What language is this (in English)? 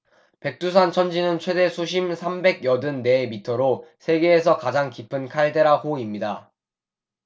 Korean